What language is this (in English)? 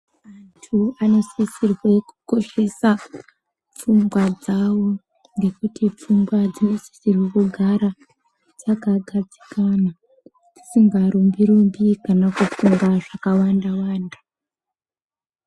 Ndau